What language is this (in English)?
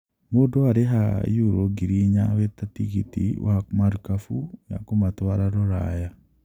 Kikuyu